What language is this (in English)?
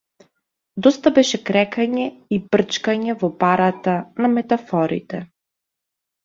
Macedonian